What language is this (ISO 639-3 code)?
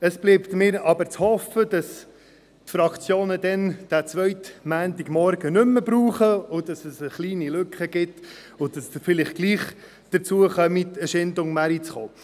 gsw